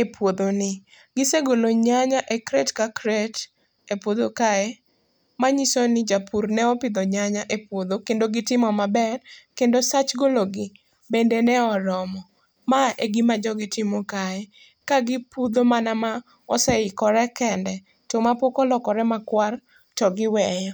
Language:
Luo (Kenya and Tanzania)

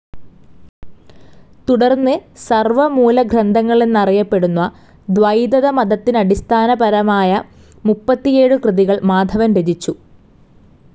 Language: Malayalam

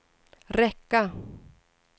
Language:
Swedish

